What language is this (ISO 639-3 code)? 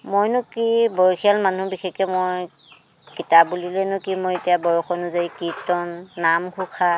asm